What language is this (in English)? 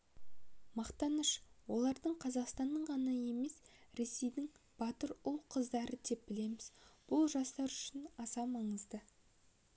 Kazakh